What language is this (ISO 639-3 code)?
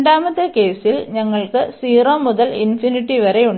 mal